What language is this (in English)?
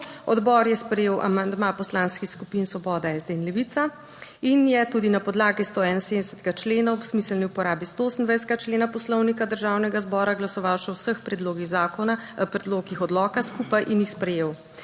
Slovenian